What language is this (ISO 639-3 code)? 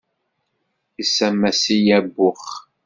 kab